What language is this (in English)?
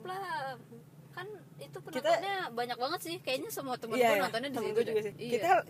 Indonesian